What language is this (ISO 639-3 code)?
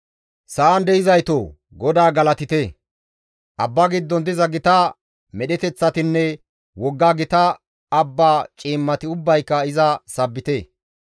gmv